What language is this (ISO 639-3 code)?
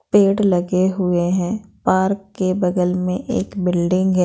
hin